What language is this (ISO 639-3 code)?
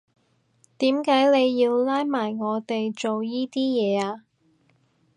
yue